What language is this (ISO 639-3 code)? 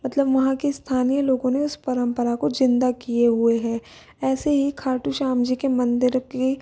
hin